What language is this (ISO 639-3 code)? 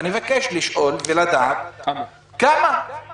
heb